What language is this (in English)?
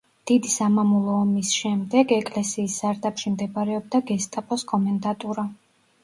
Georgian